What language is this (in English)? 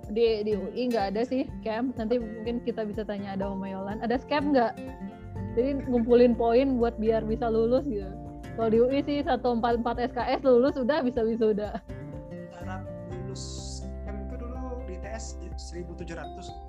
Indonesian